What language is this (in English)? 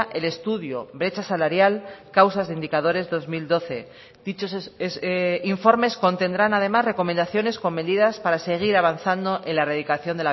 Spanish